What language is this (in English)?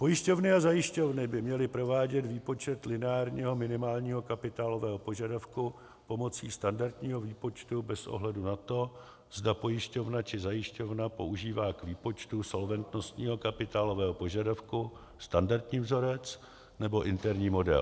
Czech